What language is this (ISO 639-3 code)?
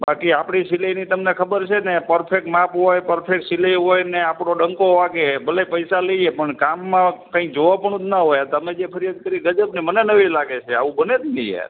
guj